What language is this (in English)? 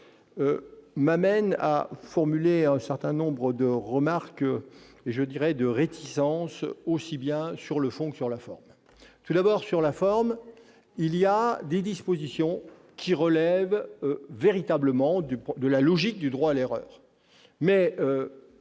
French